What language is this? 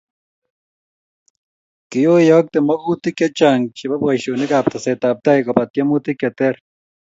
Kalenjin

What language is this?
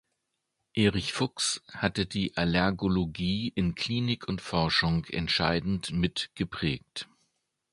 German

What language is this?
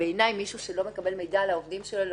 Hebrew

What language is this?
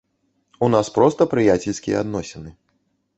Belarusian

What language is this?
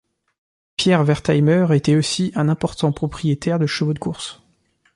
French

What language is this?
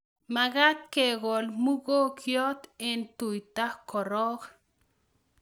Kalenjin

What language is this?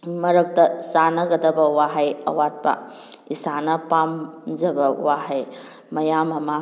Manipuri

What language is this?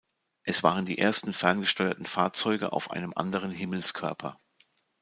German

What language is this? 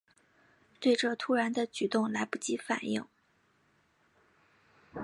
Chinese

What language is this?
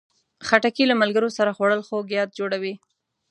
Pashto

